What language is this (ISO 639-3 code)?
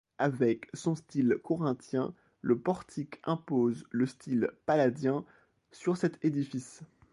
fra